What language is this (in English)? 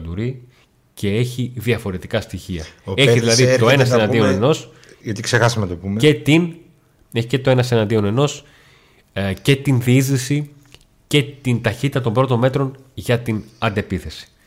Greek